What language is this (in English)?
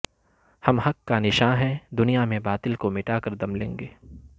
Urdu